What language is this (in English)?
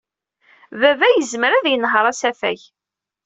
Kabyle